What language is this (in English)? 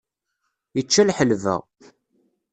Kabyle